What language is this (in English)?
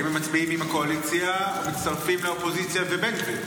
Hebrew